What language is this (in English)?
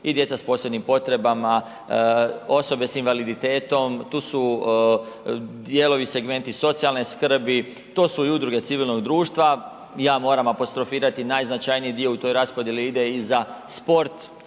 Croatian